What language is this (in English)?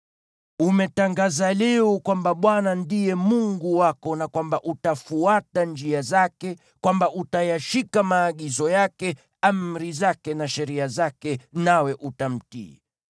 Swahili